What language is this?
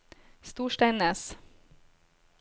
Norwegian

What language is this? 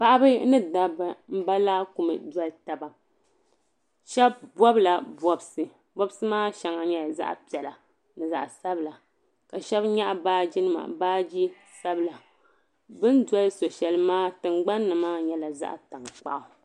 Dagbani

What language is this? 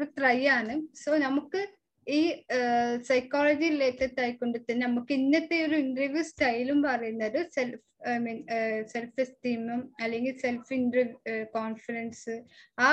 Malayalam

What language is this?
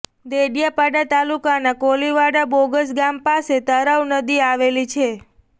Gujarati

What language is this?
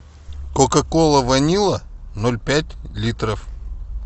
Russian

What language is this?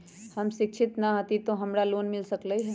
Magahi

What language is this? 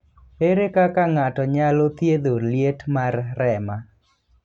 Luo (Kenya and Tanzania)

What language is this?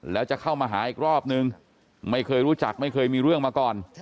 Thai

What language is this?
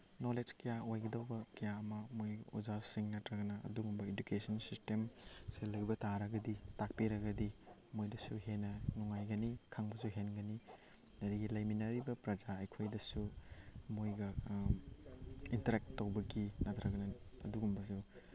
Manipuri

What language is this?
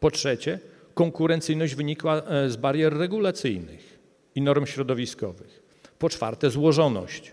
Polish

